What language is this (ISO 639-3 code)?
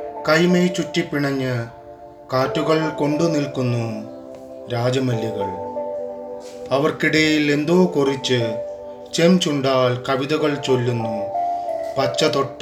mal